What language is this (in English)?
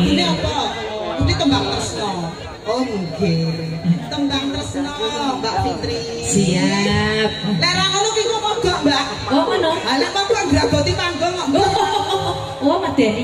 Indonesian